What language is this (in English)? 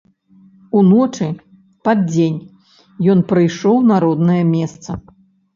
Belarusian